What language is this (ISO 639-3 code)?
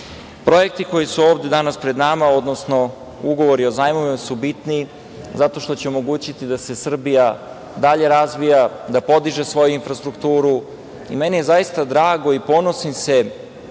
srp